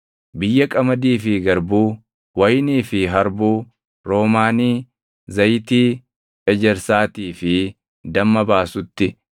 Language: Oromo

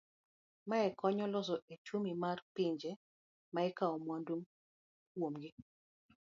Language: Luo (Kenya and Tanzania)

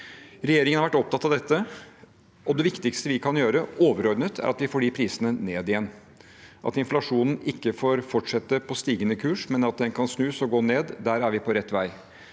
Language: Norwegian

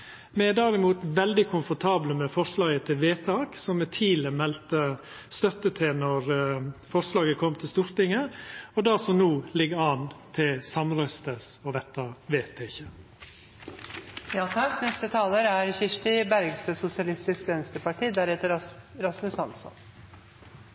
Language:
Norwegian Nynorsk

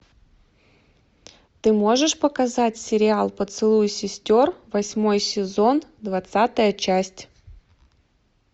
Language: Russian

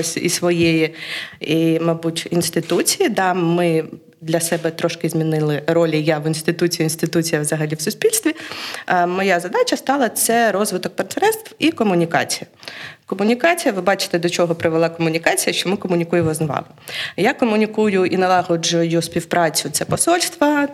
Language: Ukrainian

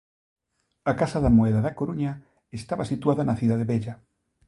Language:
Galician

